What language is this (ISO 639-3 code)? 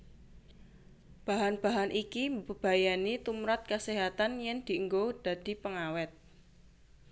jav